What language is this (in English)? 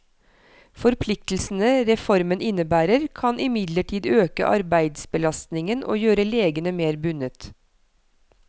Norwegian